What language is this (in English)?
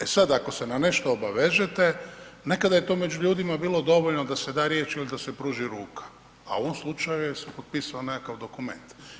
Croatian